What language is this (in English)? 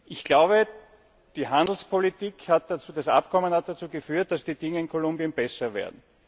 German